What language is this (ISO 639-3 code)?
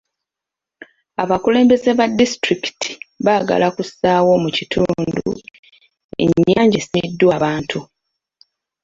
lug